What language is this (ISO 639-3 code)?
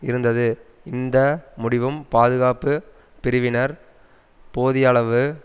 tam